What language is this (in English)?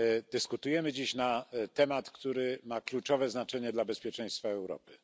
Polish